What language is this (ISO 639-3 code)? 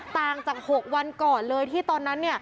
tha